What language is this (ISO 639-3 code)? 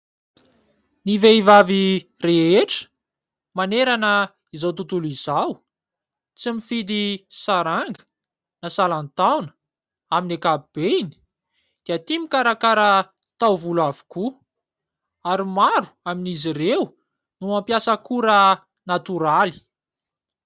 mlg